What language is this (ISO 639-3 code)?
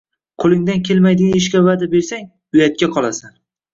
uzb